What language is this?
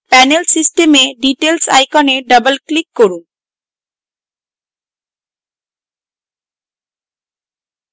Bangla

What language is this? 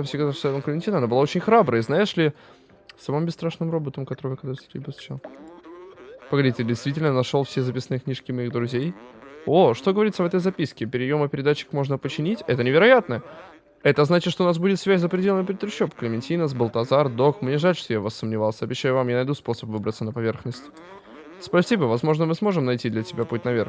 Russian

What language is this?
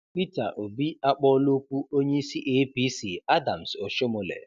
Igbo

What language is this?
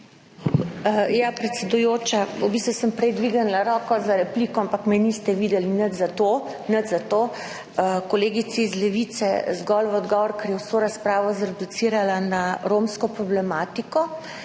Slovenian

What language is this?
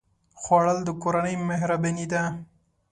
Pashto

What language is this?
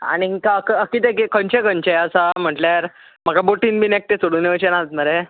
Konkani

